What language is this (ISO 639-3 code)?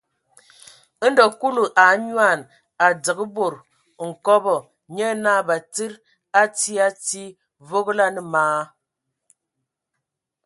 ewo